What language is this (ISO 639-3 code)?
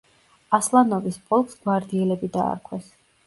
kat